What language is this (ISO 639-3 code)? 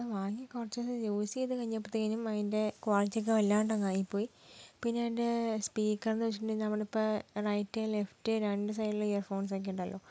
mal